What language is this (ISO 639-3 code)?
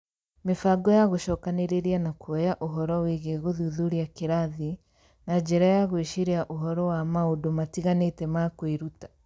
kik